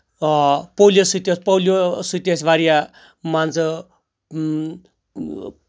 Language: Kashmiri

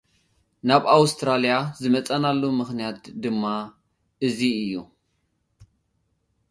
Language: Tigrinya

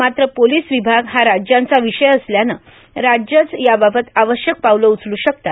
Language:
Marathi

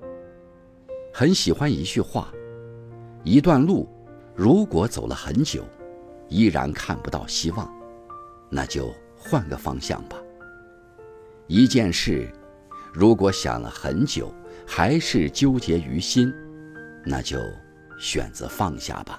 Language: Chinese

